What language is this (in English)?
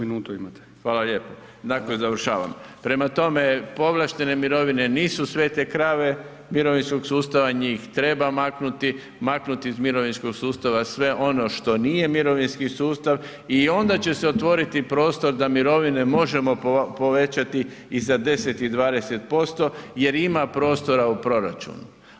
Croatian